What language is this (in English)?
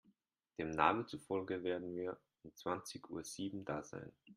German